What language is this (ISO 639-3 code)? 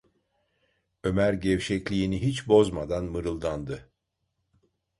tur